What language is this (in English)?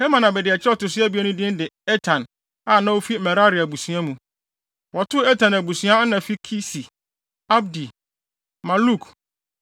Akan